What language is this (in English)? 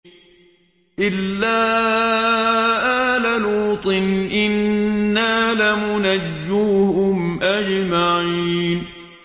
Arabic